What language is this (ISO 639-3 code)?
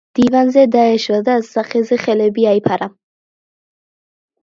kat